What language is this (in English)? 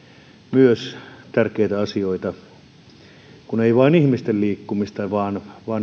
Finnish